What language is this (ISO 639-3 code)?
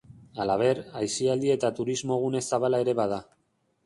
eus